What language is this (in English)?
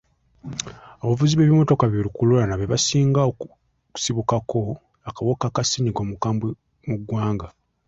Ganda